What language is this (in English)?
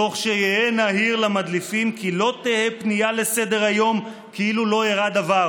Hebrew